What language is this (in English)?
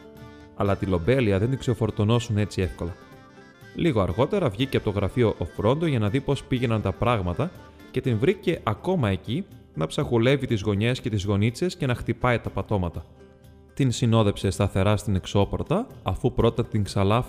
Greek